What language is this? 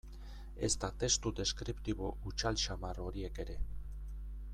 Basque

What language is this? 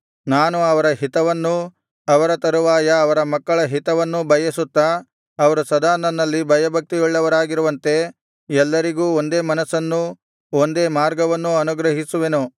Kannada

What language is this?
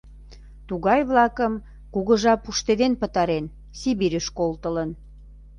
Mari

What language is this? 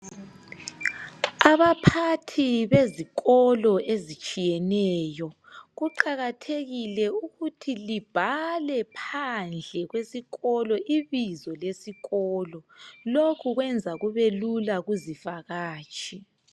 North Ndebele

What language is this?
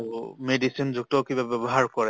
Assamese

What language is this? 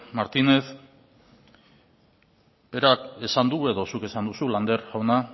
Basque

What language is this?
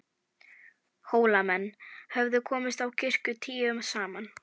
Icelandic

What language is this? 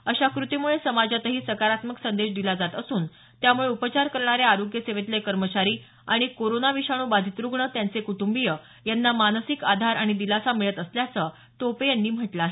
Marathi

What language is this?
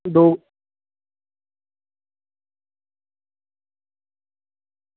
Dogri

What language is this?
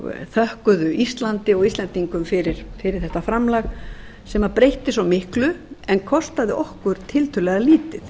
Icelandic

